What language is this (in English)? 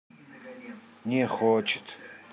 Russian